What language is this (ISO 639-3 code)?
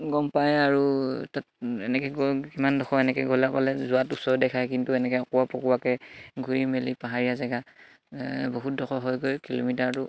asm